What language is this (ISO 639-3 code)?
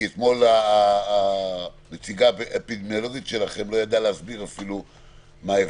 heb